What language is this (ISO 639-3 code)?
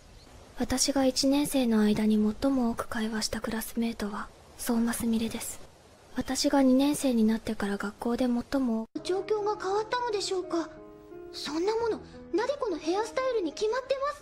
jpn